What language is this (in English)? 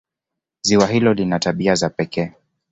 Swahili